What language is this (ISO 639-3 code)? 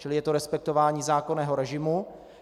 ces